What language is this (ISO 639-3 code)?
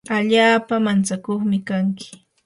qur